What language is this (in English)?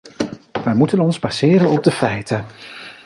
Dutch